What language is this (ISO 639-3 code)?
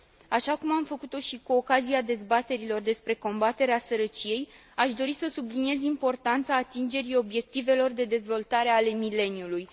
ron